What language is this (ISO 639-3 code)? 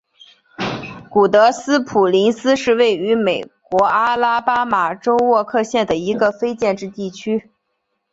zho